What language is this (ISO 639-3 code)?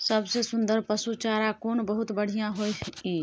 mai